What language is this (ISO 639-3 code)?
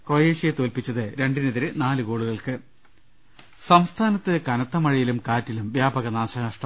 mal